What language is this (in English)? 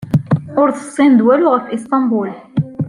Kabyle